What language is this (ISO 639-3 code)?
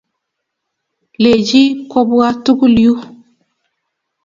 kln